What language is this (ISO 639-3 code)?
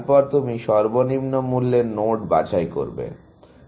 ben